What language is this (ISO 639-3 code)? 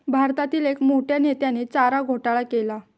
mar